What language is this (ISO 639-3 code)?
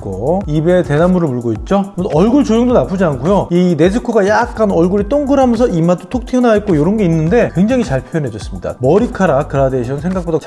kor